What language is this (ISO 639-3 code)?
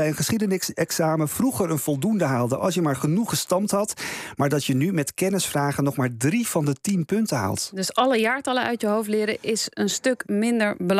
nld